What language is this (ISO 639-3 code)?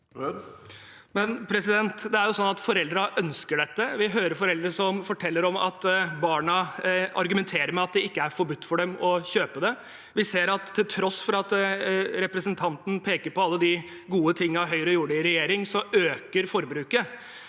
nor